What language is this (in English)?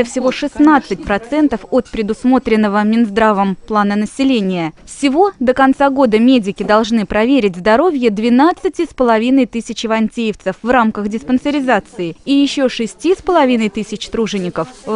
Russian